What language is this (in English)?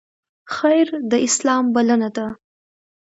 Pashto